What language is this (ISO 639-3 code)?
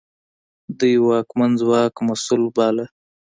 pus